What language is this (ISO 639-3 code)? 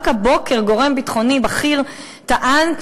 heb